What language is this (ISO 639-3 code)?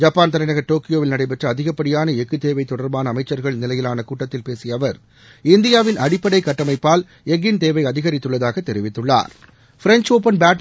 tam